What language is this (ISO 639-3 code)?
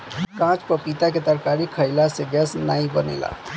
bho